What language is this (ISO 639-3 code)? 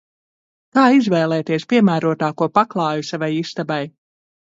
lav